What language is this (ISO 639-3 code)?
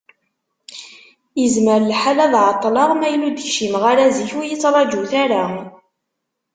kab